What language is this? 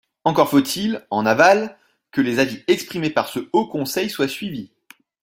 French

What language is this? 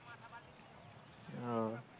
Bangla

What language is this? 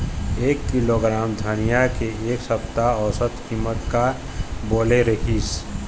Chhattisgarhi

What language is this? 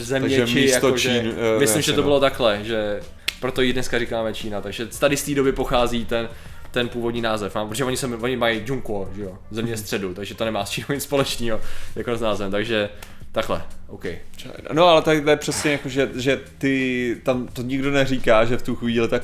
Czech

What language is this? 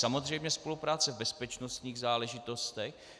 Czech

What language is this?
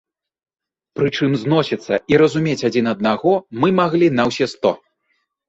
Belarusian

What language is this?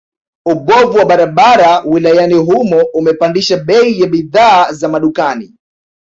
Swahili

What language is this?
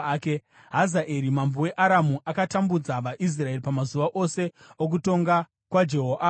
Shona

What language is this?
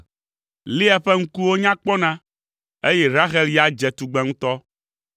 Ewe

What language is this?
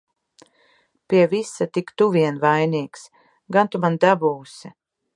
Latvian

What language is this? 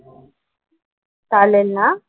Marathi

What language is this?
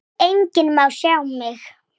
Icelandic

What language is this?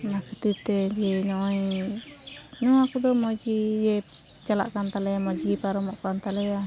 Santali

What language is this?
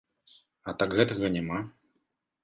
Belarusian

